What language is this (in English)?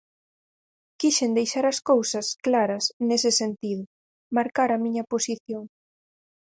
Galician